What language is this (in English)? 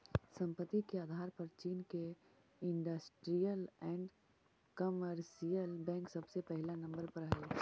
Magahi